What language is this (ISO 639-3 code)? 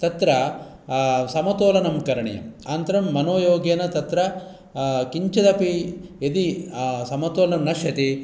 san